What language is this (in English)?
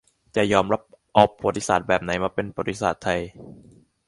Thai